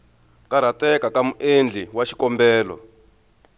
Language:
Tsonga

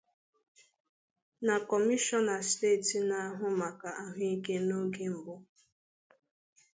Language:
Igbo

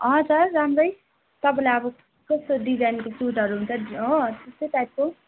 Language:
Nepali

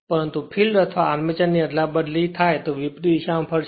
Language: Gujarati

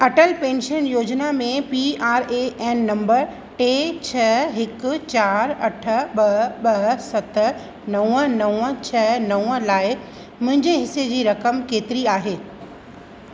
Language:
Sindhi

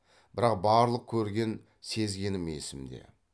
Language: Kazakh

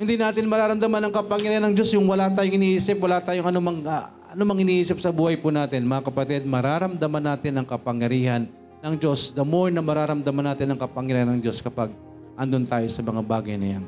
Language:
Filipino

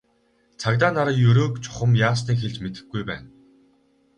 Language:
Mongolian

